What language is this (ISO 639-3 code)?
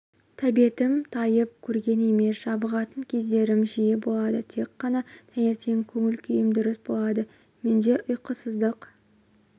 kaz